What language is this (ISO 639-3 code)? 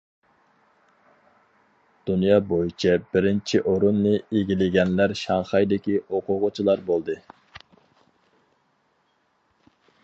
uig